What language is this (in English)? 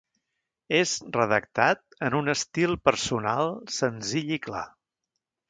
Catalan